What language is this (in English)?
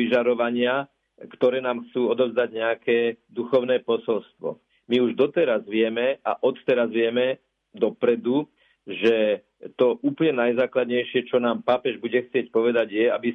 Slovak